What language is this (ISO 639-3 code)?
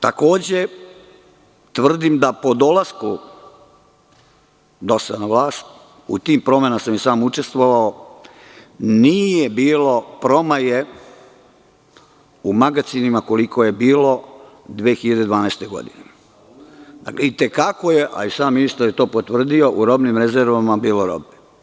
srp